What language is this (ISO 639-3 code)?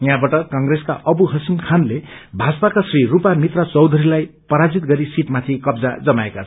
nep